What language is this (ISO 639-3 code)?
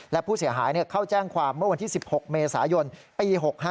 tha